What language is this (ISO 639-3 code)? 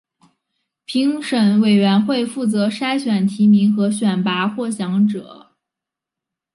zho